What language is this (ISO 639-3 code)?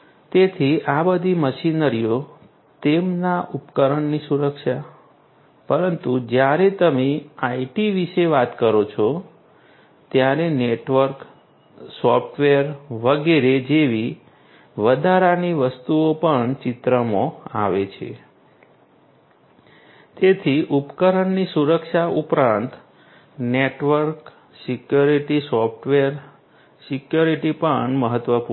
guj